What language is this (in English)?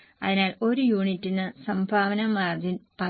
Malayalam